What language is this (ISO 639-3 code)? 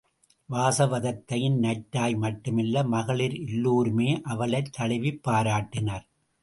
tam